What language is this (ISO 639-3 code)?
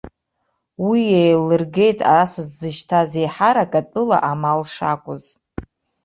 abk